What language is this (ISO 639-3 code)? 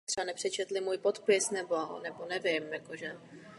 ces